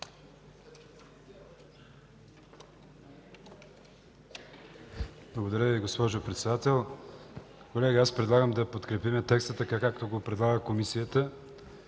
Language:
Bulgarian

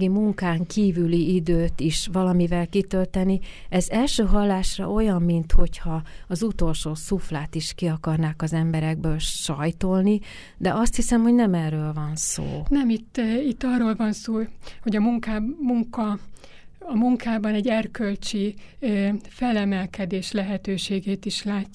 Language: Hungarian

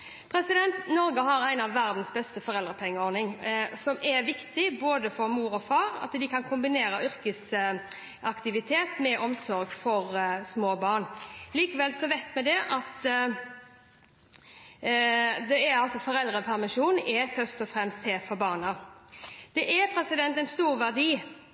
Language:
Norwegian Bokmål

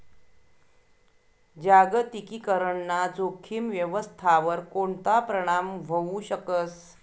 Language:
Marathi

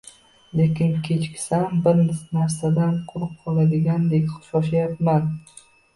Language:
Uzbek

